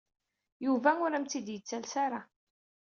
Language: Kabyle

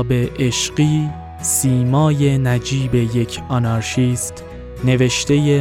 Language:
Persian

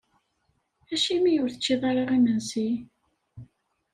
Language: Kabyle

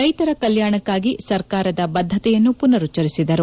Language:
Kannada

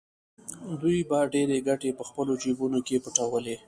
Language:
Pashto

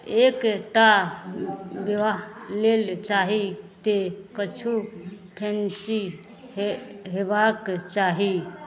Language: Maithili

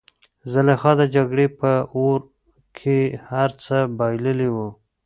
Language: Pashto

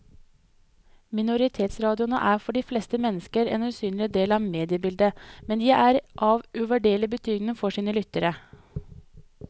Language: Norwegian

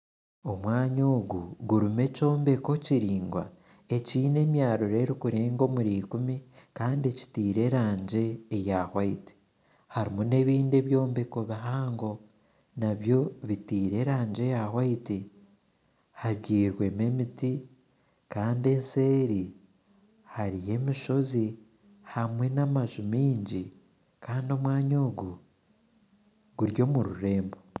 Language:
Nyankole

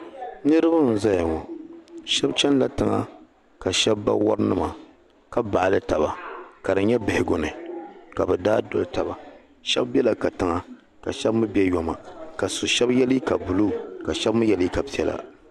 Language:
Dagbani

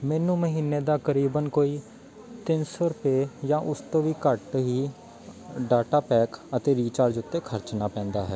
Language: Punjabi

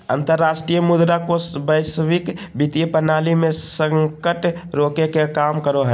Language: Magahi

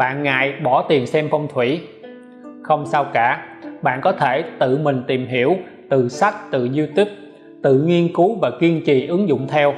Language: Vietnamese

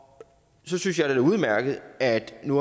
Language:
Danish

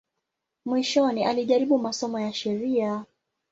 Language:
Swahili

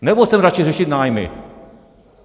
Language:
Czech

